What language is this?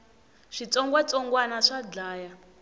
Tsonga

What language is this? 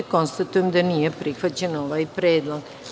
Serbian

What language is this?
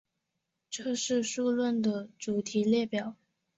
Chinese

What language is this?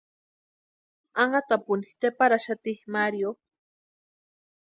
Western Highland Purepecha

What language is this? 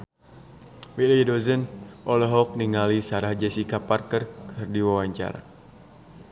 Sundanese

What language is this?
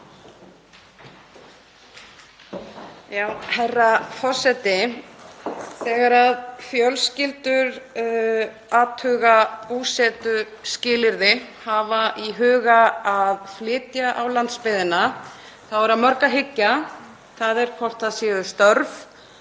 Icelandic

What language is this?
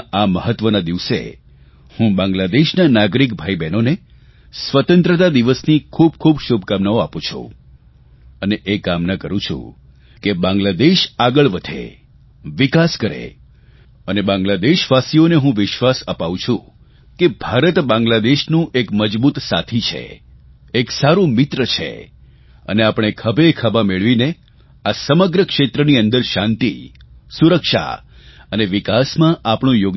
Gujarati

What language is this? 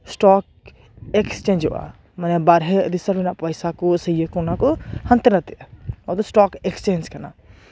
Santali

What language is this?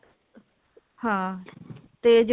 Punjabi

